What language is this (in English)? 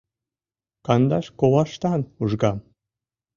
Mari